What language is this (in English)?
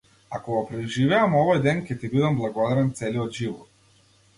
Macedonian